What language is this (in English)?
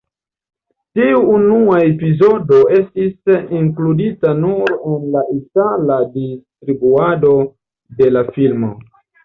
Esperanto